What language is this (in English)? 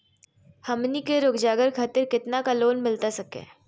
Magahi